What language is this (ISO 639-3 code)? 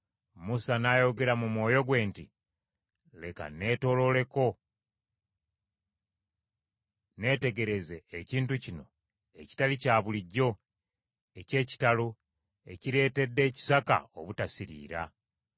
lug